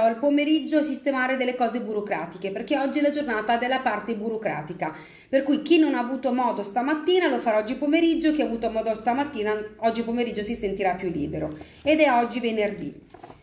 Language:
Italian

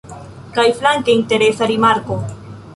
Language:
Esperanto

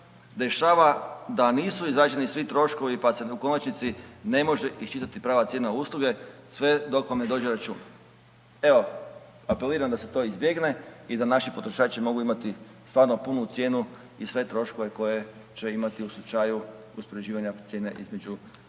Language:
Croatian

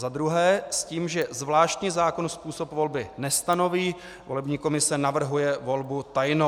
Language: Czech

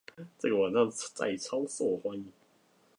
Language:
Chinese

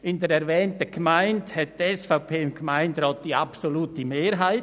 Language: Swiss German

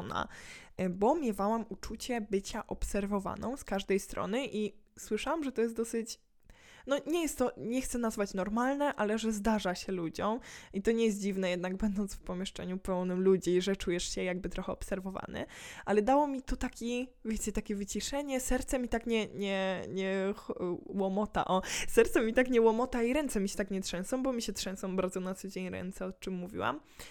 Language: Polish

